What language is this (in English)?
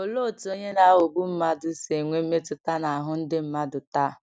Igbo